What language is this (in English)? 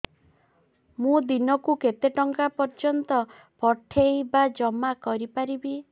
Odia